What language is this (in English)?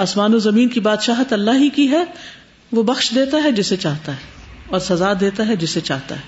Urdu